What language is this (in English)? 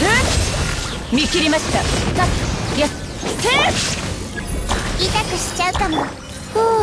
Japanese